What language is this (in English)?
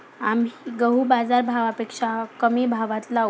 Marathi